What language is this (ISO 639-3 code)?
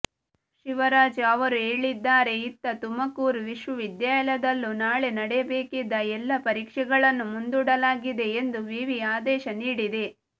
kan